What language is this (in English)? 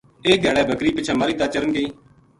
Gujari